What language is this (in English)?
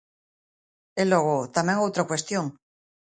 Galician